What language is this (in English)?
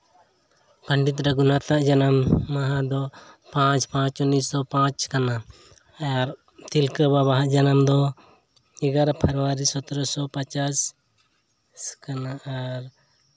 Santali